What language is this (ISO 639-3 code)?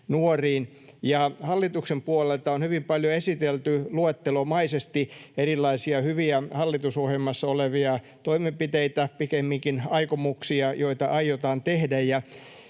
fin